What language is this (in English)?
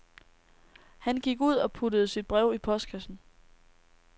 Danish